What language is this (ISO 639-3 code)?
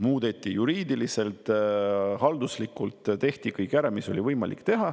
est